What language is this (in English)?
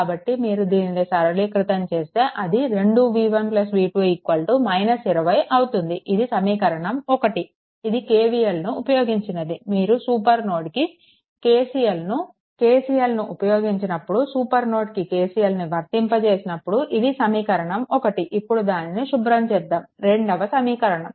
Telugu